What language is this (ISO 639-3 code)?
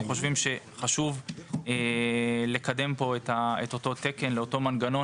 heb